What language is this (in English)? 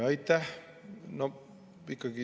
Estonian